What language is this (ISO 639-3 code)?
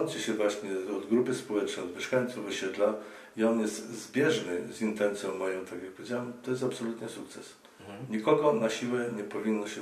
pol